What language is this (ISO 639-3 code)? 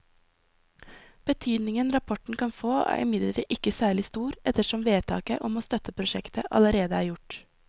nor